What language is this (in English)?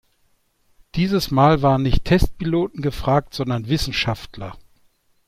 German